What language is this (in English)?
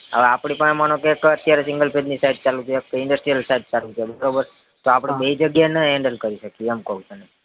Gujarati